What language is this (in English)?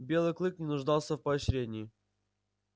Russian